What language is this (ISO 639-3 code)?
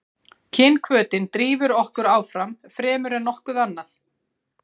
isl